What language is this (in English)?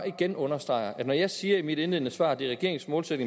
Danish